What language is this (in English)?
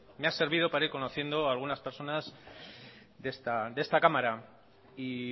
Spanish